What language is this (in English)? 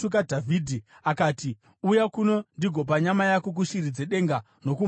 Shona